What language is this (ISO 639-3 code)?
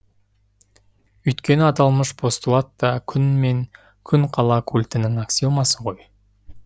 kaz